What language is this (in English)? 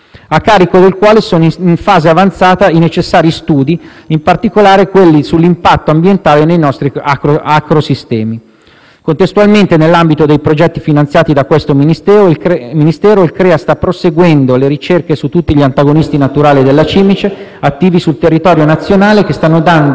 Italian